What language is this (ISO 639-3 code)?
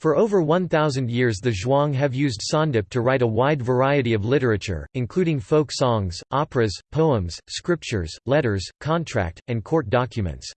eng